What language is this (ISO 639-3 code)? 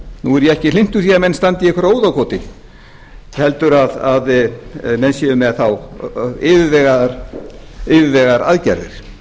isl